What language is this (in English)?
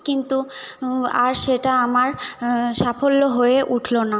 Bangla